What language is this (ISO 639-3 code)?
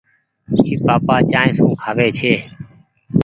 gig